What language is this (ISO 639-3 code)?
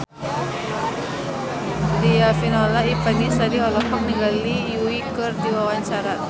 sun